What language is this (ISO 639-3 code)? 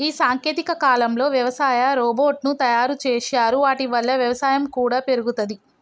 tel